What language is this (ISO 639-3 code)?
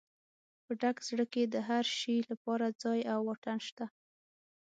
pus